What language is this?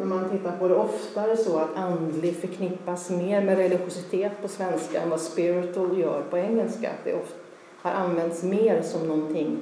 Swedish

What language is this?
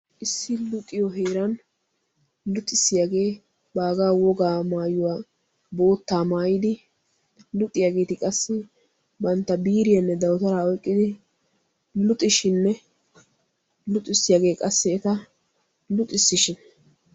Wolaytta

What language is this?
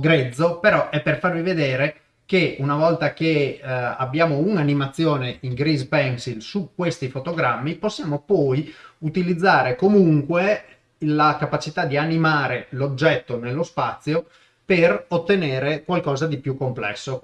Italian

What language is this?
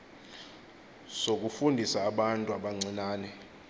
Xhosa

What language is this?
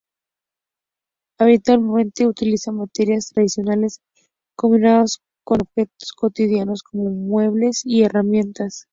Spanish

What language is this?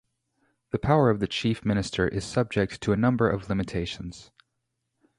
English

